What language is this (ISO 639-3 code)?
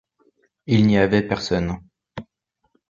fra